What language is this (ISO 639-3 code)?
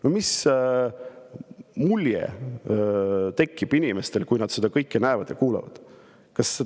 est